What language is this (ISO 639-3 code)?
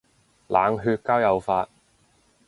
yue